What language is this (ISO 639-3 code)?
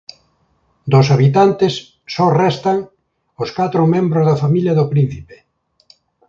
glg